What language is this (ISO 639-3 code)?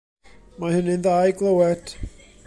cym